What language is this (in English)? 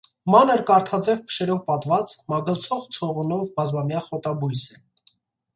Armenian